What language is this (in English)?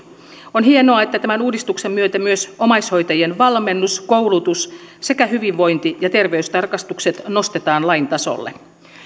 Finnish